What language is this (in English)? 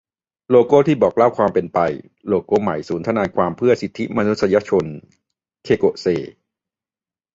Thai